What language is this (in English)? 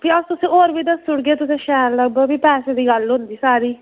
Dogri